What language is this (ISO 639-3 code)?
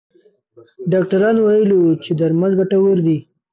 pus